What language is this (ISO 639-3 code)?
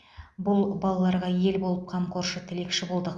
kaz